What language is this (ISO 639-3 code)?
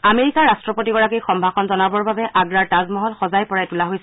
asm